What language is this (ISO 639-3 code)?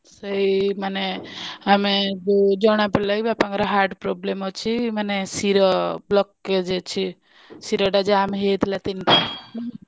ori